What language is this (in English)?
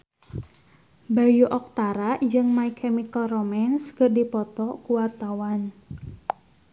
Sundanese